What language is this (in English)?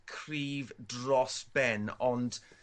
Welsh